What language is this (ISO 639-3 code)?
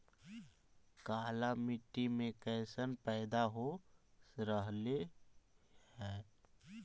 mag